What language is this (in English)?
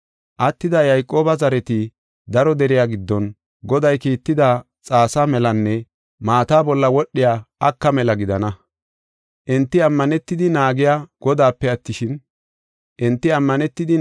Gofa